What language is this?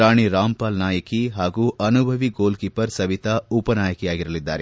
Kannada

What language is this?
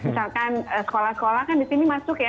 Indonesian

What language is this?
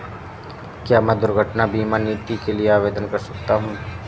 Hindi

